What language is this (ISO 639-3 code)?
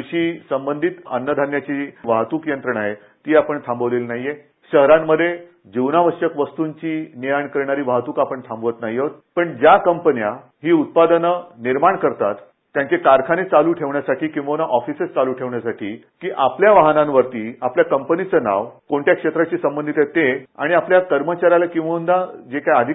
mar